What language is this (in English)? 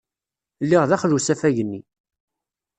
Kabyle